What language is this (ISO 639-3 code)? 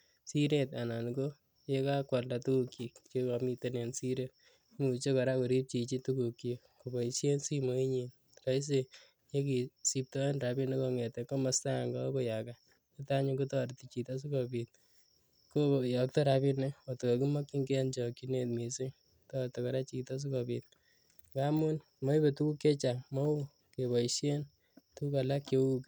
kln